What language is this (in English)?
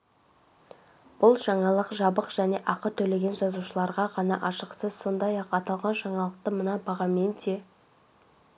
Kazakh